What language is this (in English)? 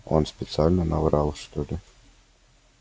Russian